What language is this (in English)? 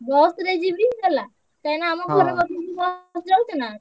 Odia